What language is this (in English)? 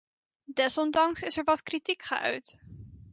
Dutch